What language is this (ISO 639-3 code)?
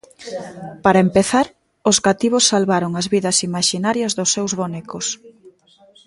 glg